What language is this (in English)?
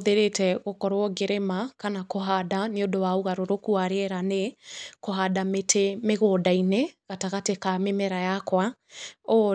Kikuyu